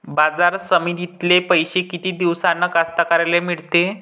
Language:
Marathi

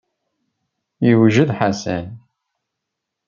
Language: Kabyle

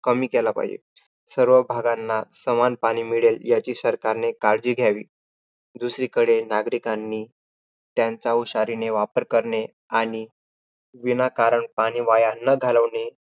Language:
Marathi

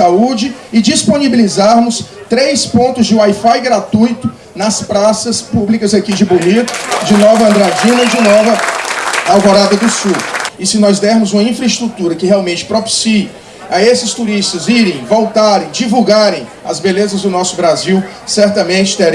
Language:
Portuguese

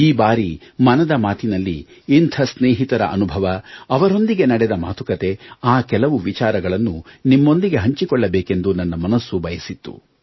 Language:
Kannada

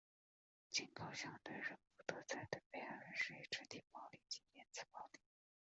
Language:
Chinese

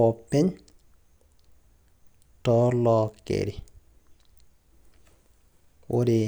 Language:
Masai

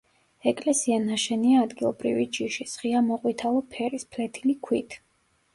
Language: Georgian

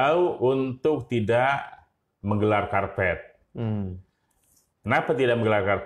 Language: Indonesian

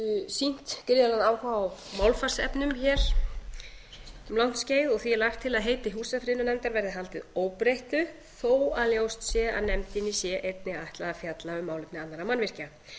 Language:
Icelandic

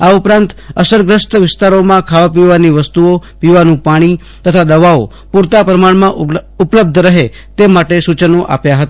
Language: Gujarati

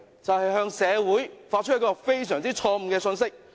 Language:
Cantonese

